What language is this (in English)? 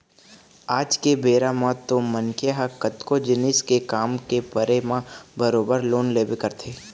Chhattisgarhi